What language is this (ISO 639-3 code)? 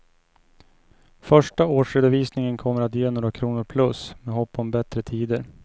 swe